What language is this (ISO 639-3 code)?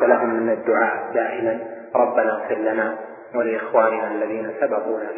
ara